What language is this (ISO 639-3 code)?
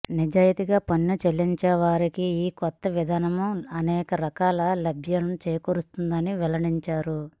tel